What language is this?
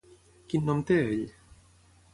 Catalan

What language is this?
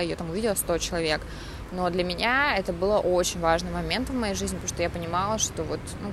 Russian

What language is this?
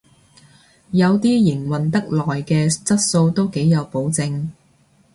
Cantonese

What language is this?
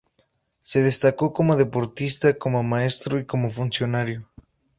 Spanish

